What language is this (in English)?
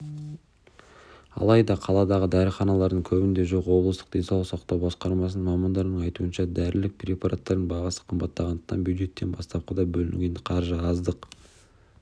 Kazakh